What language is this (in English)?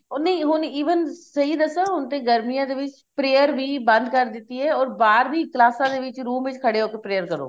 Punjabi